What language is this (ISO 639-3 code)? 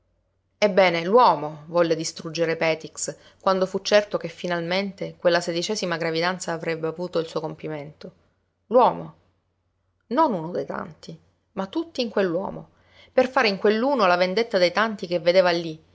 ita